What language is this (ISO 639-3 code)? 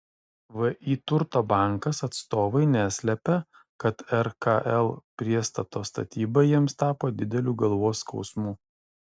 lit